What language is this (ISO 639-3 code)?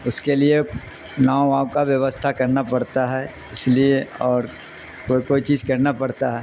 urd